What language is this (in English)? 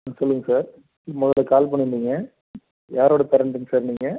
Tamil